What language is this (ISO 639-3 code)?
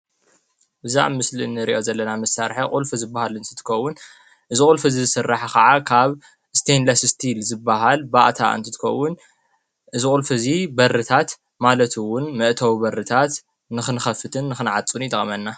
tir